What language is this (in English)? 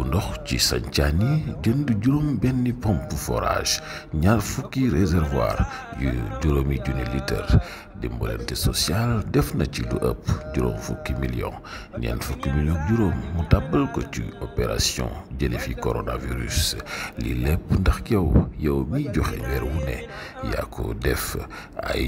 Indonesian